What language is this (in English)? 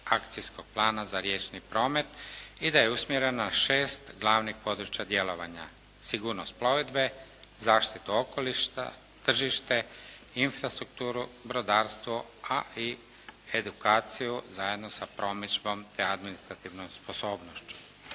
Croatian